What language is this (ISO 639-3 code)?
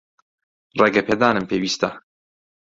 ckb